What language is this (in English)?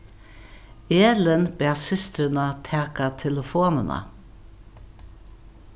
Faroese